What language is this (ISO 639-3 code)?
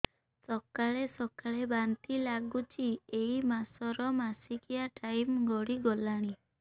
ori